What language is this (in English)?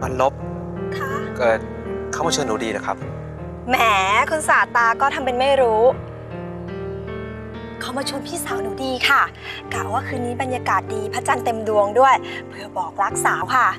Thai